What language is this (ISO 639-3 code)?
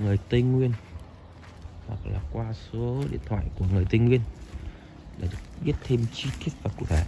vie